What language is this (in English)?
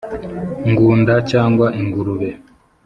Kinyarwanda